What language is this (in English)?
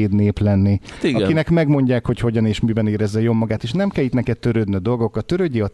Hungarian